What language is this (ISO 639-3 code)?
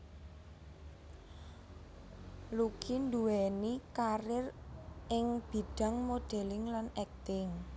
jav